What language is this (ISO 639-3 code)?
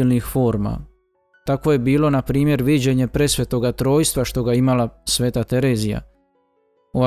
hrv